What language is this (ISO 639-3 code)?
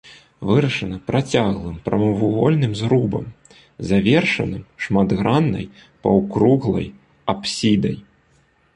bel